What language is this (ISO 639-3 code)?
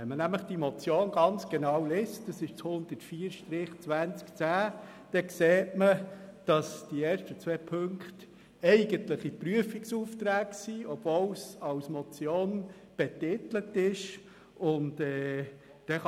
gsw